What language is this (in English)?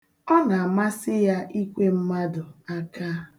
Igbo